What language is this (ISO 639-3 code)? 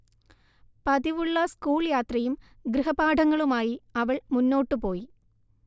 mal